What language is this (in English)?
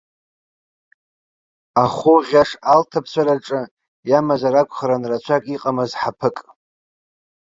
Abkhazian